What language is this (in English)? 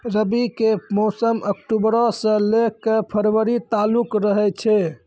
Maithili